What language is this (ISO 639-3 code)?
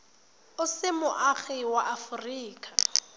tsn